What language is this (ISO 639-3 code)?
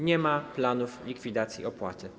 pol